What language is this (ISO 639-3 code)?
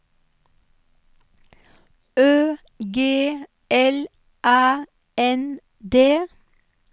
nor